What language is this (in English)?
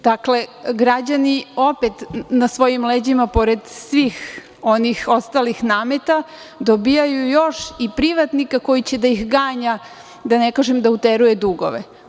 Serbian